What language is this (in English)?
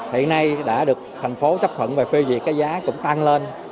Vietnamese